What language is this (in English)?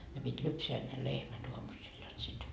Finnish